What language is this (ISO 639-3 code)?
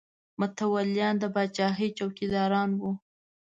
pus